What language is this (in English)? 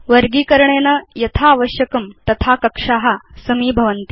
Sanskrit